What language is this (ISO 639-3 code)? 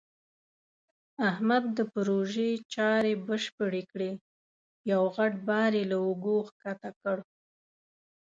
pus